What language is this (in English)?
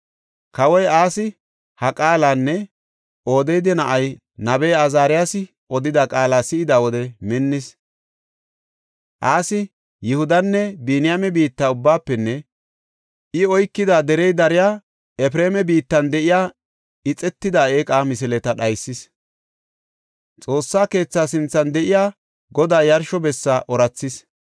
Gofa